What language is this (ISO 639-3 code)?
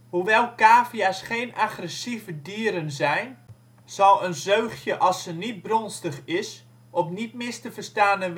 nld